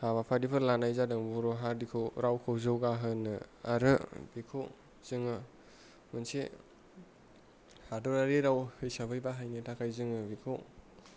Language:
Bodo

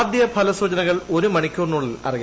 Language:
Malayalam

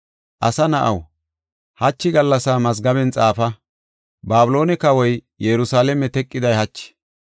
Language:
Gofa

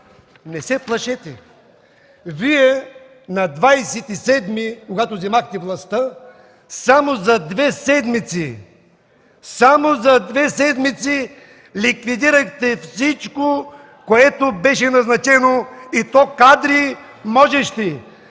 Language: Bulgarian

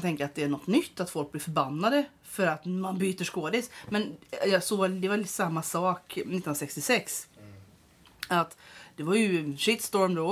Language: Swedish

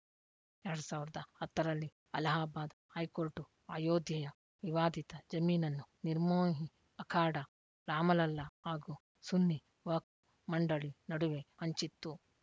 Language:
Kannada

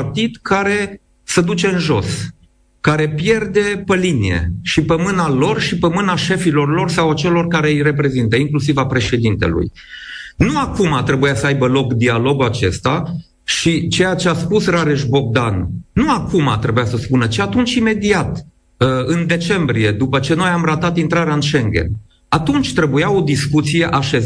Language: Romanian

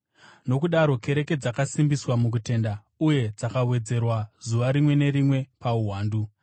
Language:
Shona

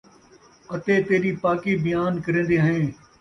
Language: Saraiki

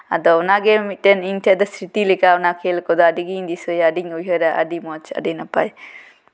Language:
Santali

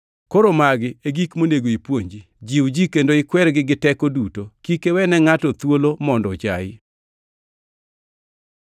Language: Luo (Kenya and Tanzania)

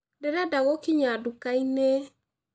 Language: Kikuyu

